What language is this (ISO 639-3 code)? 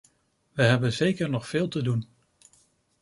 nld